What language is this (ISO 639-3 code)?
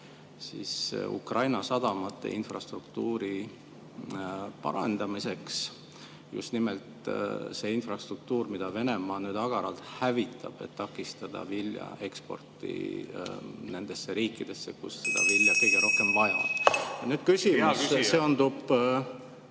est